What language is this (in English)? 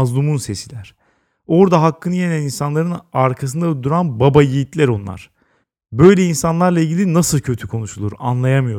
Turkish